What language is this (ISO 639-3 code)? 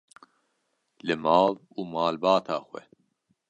kur